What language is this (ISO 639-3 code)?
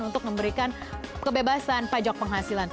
ind